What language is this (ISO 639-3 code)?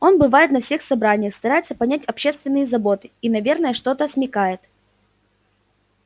rus